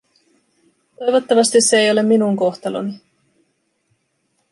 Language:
Finnish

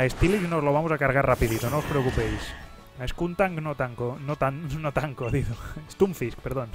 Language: Spanish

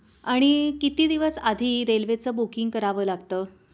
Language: Marathi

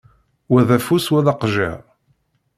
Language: Kabyle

